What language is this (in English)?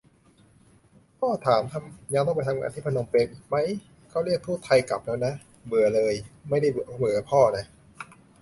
Thai